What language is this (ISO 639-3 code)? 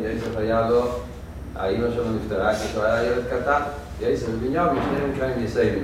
heb